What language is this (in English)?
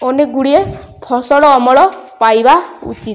Odia